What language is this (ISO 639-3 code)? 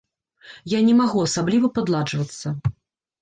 bel